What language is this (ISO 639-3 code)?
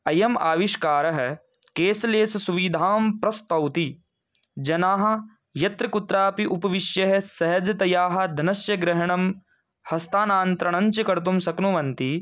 san